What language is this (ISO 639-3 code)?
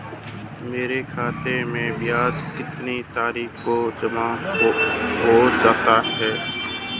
hin